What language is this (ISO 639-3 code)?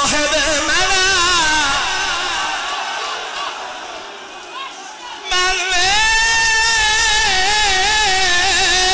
fas